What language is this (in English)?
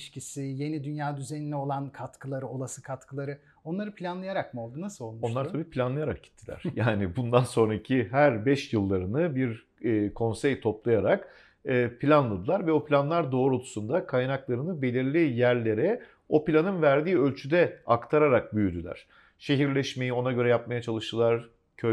Turkish